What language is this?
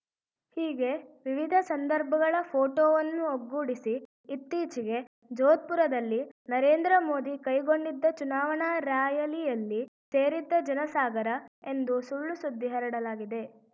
Kannada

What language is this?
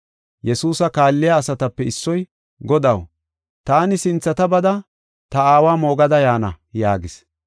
Gofa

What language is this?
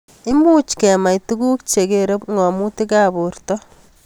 Kalenjin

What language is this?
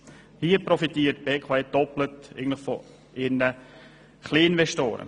Swiss German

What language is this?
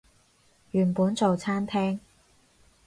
Cantonese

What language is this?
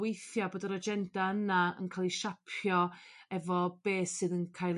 Welsh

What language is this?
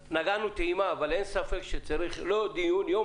Hebrew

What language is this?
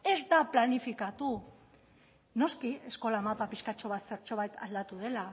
Basque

